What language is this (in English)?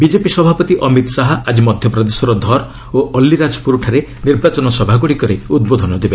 Odia